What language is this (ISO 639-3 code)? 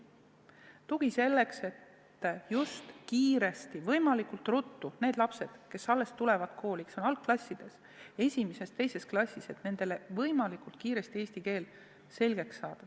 est